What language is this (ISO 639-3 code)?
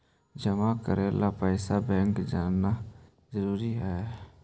mag